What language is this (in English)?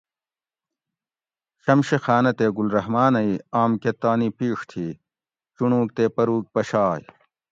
Gawri